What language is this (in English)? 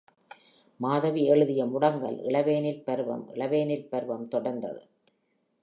Tamil